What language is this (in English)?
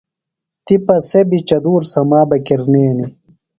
Phalura